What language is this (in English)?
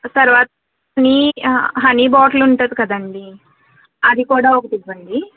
Telugu